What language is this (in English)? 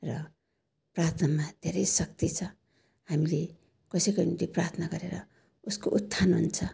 Nepali